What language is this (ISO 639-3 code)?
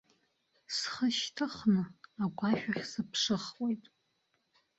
abk